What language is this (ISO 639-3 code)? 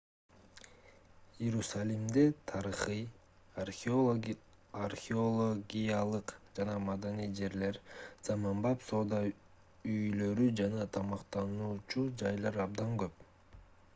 kir